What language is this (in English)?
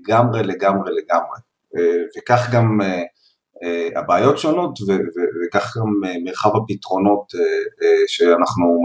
Hebrew